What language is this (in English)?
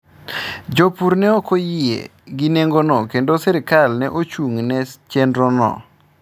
Luo (Kenya and Tanzania)